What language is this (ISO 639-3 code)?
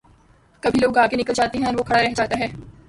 urd